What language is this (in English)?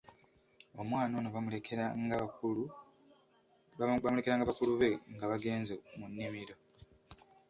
Ganda